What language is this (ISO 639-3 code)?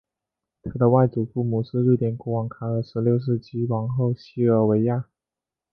zho